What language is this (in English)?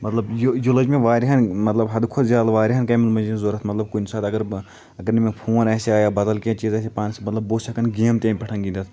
Kashmiri